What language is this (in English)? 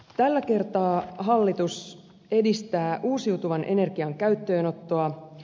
Finnish